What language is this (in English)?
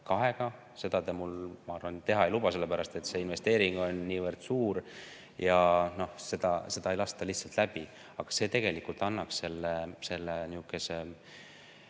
Estonian